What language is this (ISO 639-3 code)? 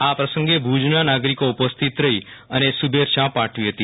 guj